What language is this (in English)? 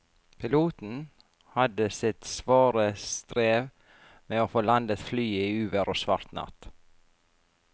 Norwegian